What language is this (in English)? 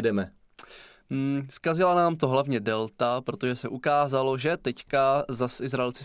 Czech